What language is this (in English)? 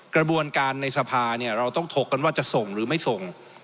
Thai